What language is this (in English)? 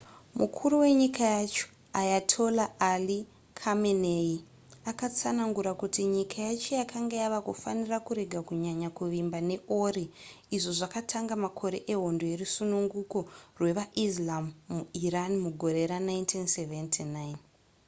Shona